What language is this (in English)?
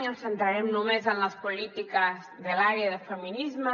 Catalan